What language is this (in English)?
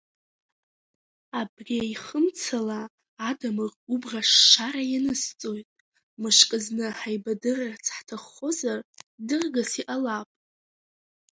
Abkhazian